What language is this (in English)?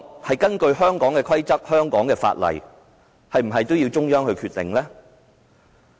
Cantonese